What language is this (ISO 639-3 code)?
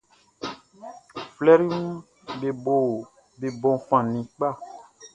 bci